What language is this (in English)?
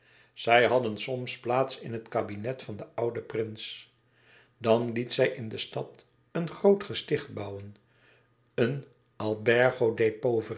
Dutch